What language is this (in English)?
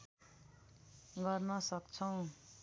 Nepali